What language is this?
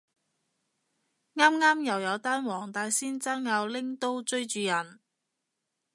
Cantonese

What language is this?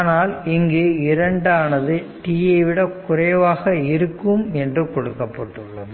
Tamil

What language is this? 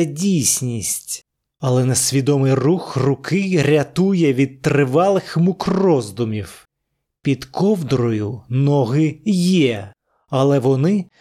Ukrainian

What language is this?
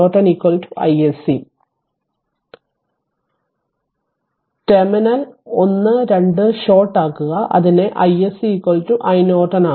Malayalam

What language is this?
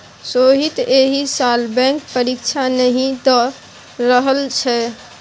Maithili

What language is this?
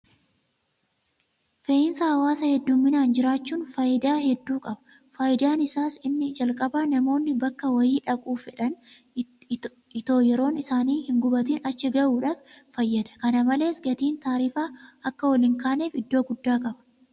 Oromo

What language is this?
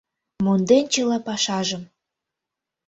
Mari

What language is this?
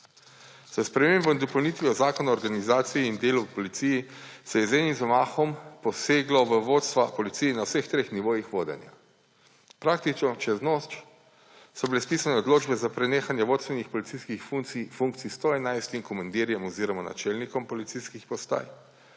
Slovenian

